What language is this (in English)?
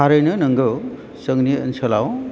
Bodo